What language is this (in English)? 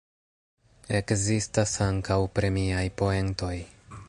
Esperanto